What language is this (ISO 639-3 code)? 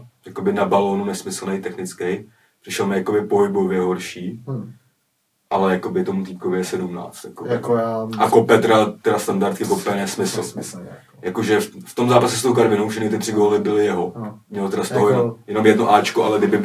ces